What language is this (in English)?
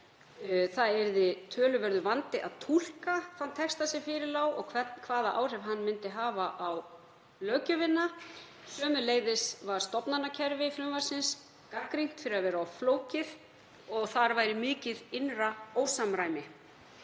Icelandic